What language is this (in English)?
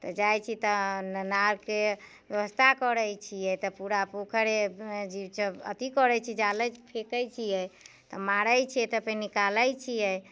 Maithili